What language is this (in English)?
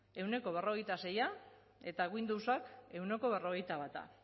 Basque